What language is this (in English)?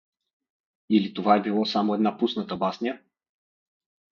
Bulgarian